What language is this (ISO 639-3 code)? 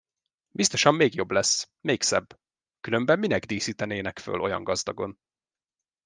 hun